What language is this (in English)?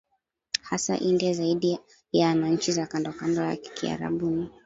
Swahili